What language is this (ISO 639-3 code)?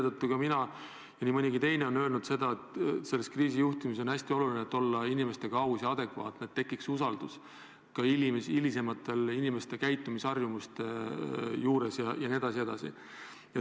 est